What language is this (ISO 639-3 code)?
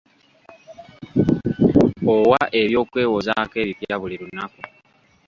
lug